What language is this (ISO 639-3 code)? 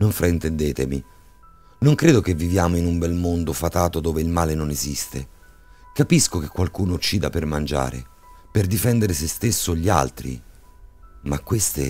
ita